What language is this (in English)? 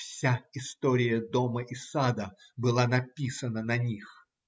Russian